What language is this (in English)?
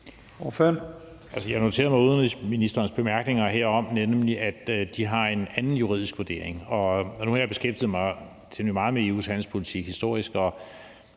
Danish